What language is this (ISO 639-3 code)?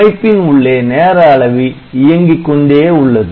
tam